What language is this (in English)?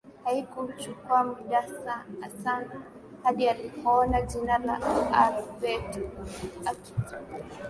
Swahili